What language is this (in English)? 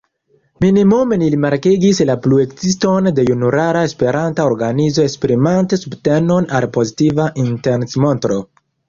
Esperanto